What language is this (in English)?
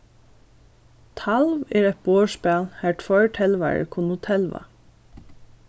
Faroese